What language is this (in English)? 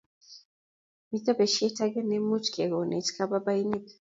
Kalenjin